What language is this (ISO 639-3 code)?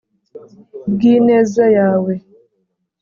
kin